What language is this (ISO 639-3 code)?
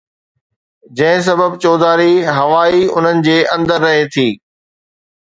snd